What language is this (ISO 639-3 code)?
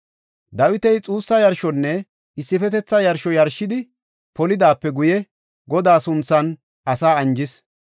gof